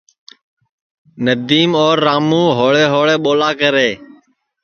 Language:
Sansi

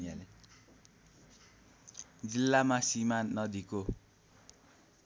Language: Nepali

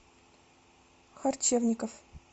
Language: Russian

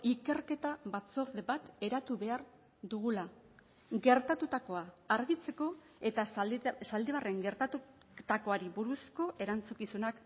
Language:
Basque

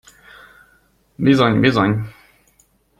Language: Hungarian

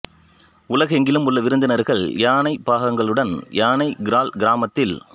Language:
Tamil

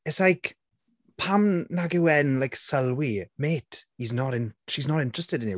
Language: Welsh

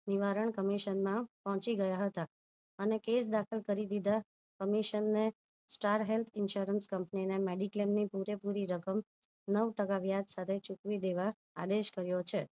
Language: Gujarati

